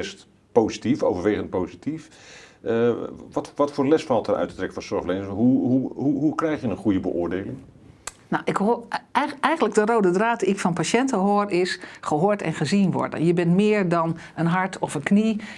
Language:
Dutch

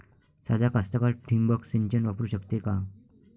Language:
Marathi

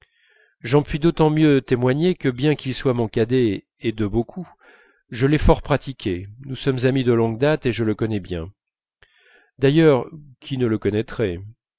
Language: French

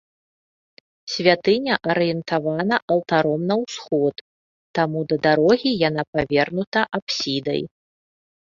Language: Belarusian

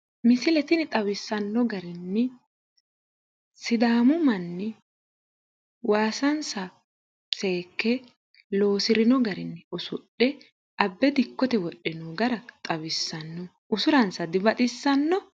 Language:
Sidamo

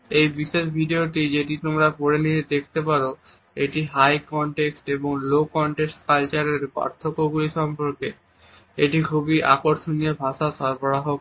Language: Bangla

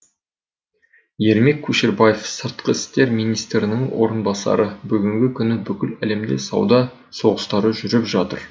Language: Kazakh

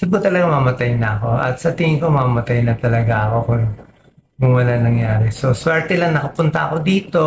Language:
Filipino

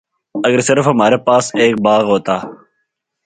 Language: Urdu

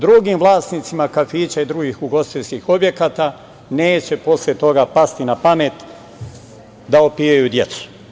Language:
Serbian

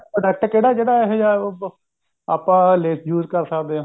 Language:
Punjabi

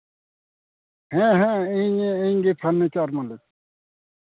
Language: Santali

